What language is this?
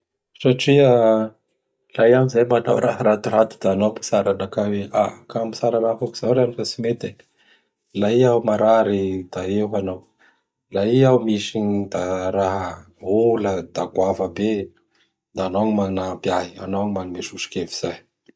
Bara Malagasy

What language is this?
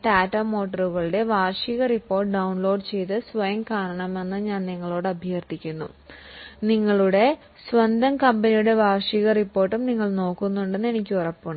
Malayalam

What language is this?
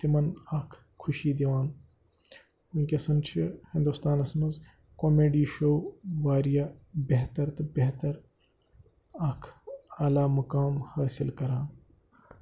Kashmiri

